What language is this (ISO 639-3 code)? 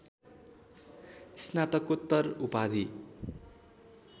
nep